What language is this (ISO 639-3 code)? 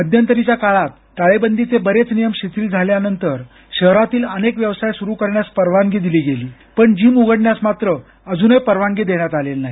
mar